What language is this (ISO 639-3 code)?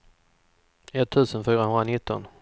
swe